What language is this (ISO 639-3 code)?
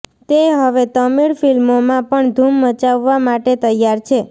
guj